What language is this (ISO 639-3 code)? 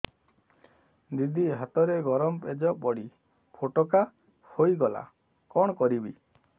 ori